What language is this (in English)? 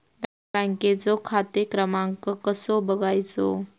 Marathi